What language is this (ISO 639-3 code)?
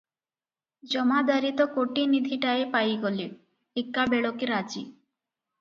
ori